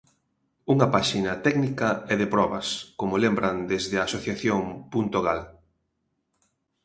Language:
Galician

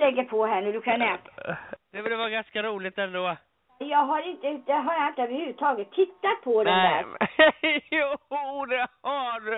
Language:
Swedish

